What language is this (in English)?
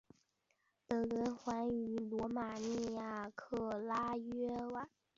Chinese